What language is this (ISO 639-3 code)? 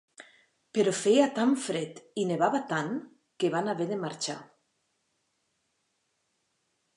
cat